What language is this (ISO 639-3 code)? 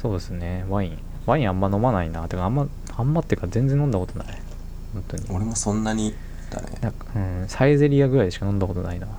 jpn